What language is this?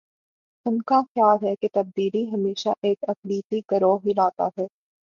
Urdu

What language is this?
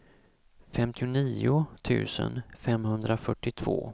Swedish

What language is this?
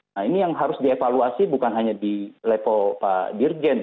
Indonesian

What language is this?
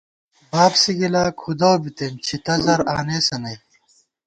Gawar-Bati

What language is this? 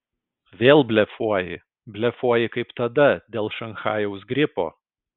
Lithuanian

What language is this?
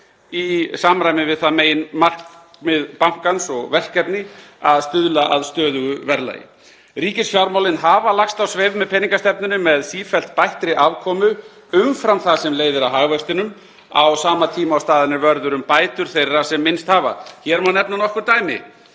Icelandic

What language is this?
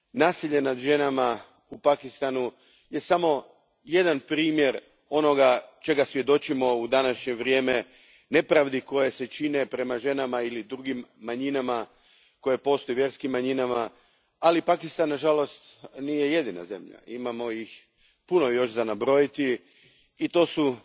Croatian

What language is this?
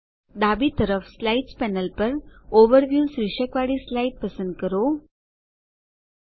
Gujarati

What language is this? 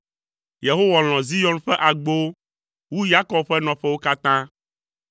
Ewe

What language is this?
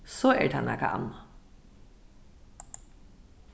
Faroese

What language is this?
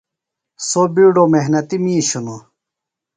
Phalura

